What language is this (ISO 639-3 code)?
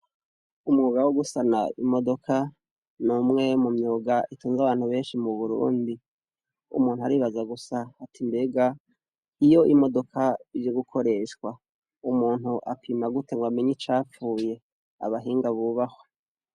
run